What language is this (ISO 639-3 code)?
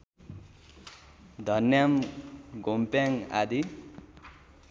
nep